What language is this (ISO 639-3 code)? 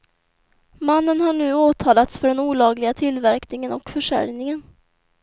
swe